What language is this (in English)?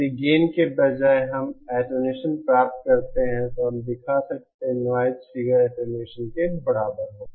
Hindi